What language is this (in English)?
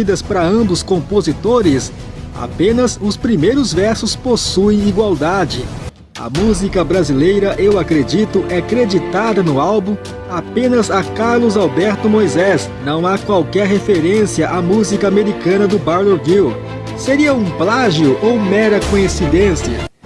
Portuguese